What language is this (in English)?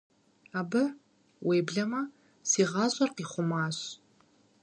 Kabardian